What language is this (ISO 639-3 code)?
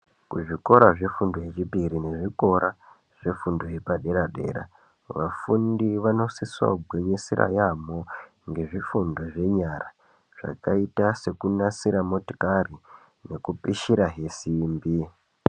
ndc